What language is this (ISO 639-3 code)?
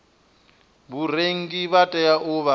ven